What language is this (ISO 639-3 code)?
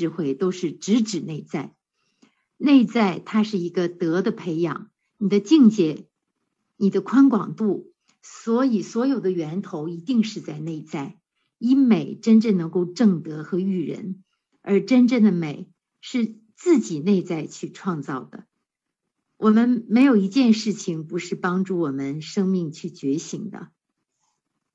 zho